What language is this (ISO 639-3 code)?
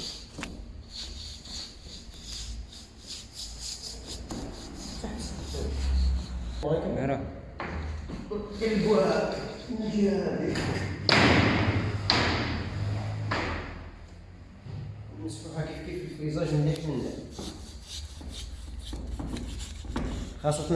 ara